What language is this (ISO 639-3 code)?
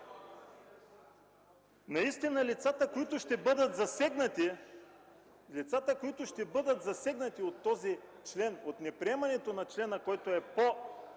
bul